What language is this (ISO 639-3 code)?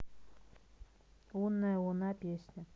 rus